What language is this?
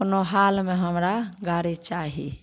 Maithili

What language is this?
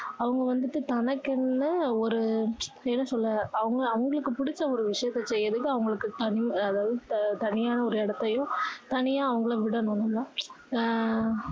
Tamil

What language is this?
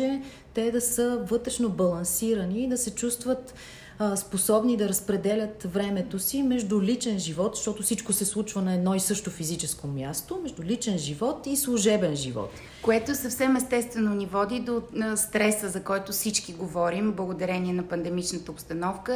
Bulgarian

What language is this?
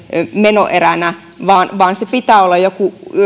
Finnish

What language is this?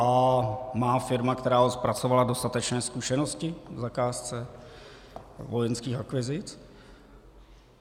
Czech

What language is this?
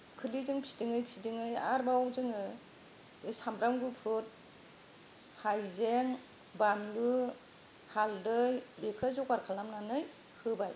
Bodo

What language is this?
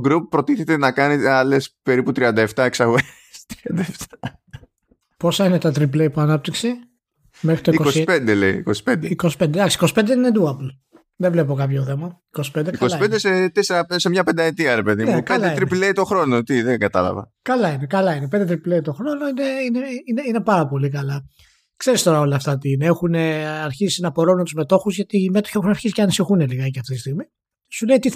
Greek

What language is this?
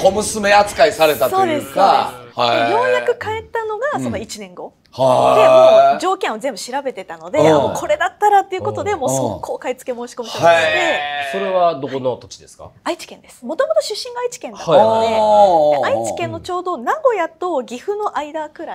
Japanese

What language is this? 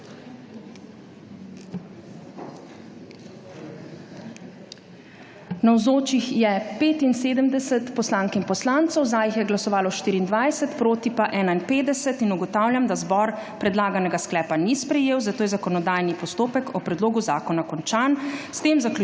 Slovenian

